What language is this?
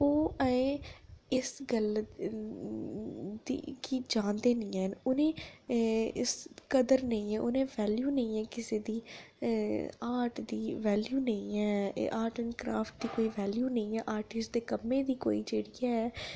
Dogri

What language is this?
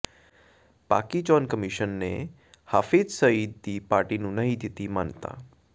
Punjabi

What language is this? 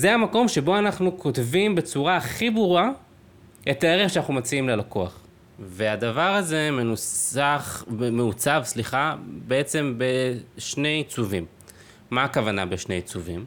Hebrew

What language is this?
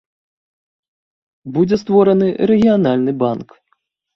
Belarusian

